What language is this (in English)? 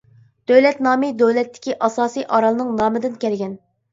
Uyghur